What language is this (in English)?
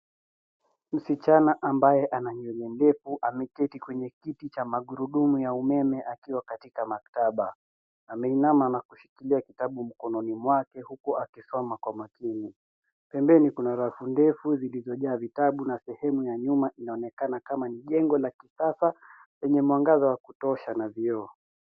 Swahili